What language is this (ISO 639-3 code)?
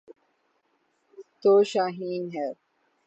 urd